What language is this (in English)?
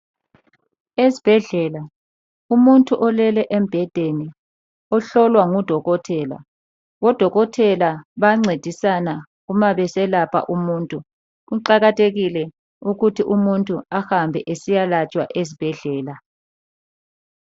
North Ndebele